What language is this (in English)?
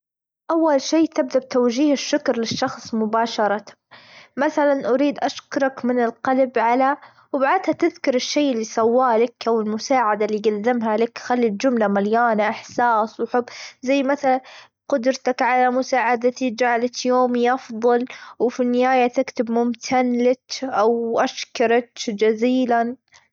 Gulf Arabic